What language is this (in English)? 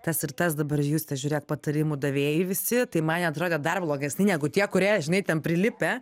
Lithuanian